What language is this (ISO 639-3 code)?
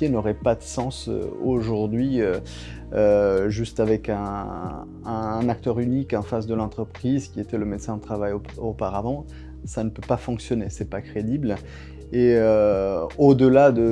fra